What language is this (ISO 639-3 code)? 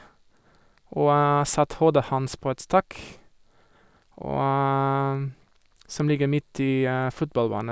nor